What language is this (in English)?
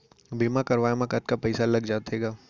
Chhattisgarhi